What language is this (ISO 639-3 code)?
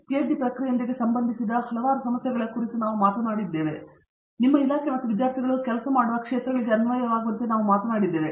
kan